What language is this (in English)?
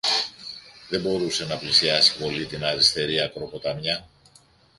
Greek